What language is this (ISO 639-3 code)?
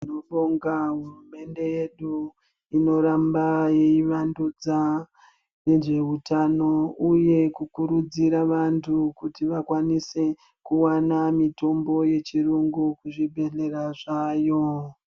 ndc